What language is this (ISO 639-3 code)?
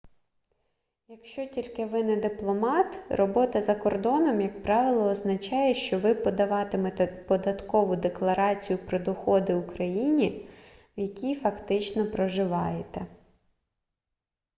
ukr